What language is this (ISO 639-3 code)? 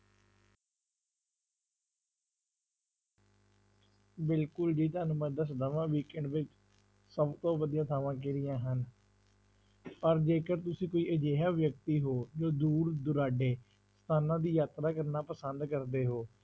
pan